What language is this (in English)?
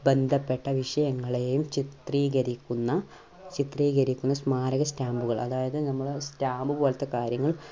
Malayalam